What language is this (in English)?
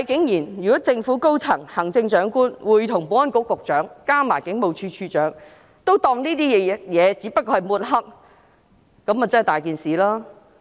Cantonese